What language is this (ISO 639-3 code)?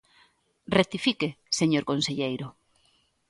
glg